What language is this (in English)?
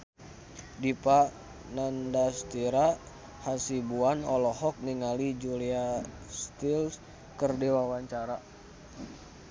Sundanese